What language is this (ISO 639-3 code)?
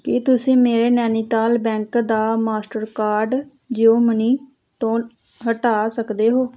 pan